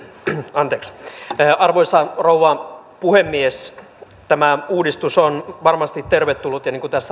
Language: Finnish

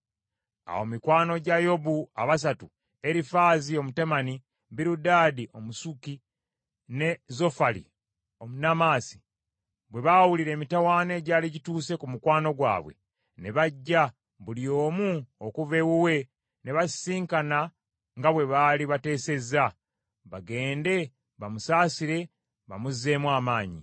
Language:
Ganda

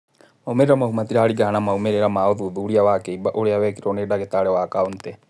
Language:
Kikuyu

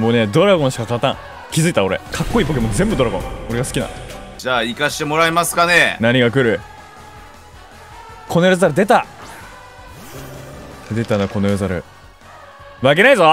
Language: Japanese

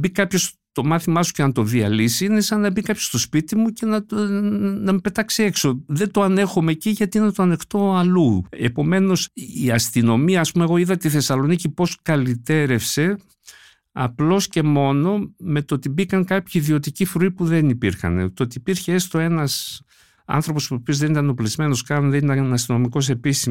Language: Greek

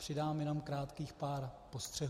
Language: Czech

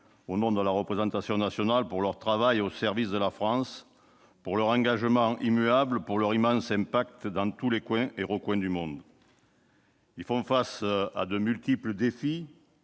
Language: French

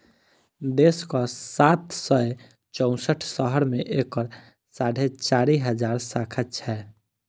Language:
Maithili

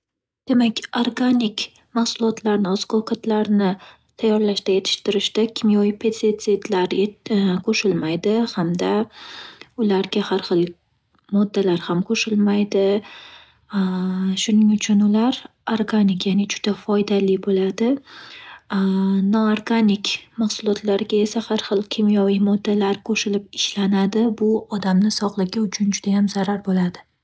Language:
Uzbek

